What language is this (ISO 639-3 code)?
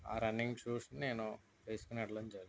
tel